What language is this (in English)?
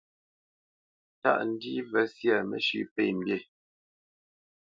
Bamenyam